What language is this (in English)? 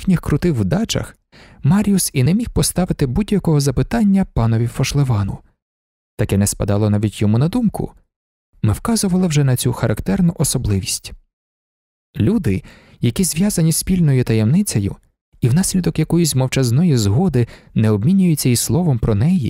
Ukrainian